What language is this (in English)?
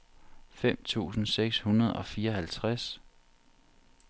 Danish